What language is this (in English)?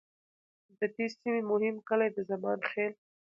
Pashto